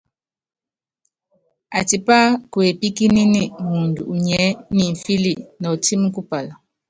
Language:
Yangben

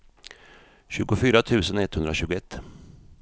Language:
Swedish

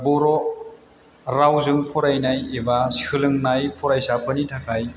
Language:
Bodo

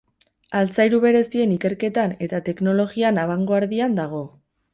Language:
Basque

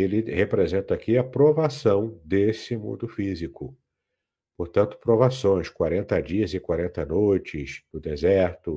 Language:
Portuguese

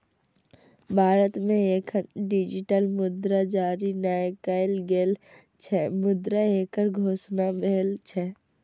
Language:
Maithili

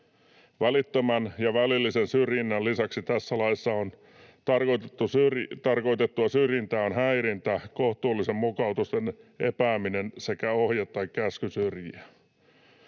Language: Finnish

